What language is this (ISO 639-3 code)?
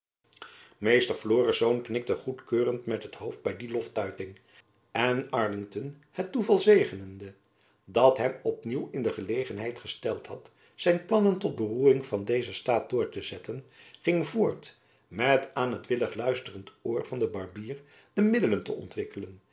nld